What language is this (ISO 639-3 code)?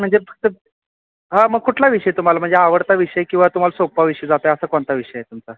mar